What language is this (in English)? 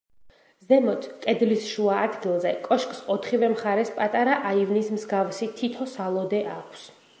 Georgian